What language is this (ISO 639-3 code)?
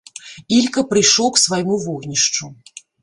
bel